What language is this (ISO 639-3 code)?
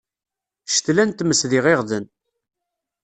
kab